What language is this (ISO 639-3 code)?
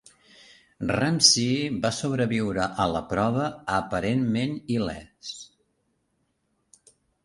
cat